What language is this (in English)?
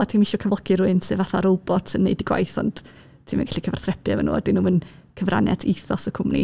Welsh